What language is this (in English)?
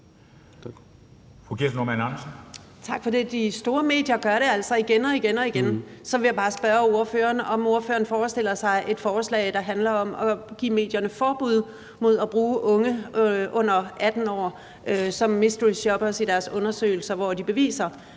Danish